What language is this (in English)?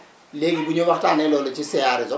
Wolof